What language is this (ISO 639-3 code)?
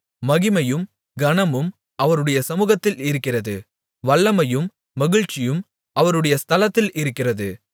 tam